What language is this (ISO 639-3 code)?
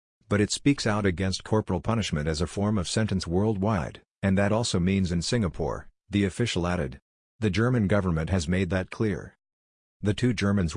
eng